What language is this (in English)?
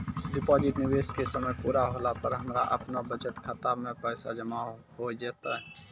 Maithili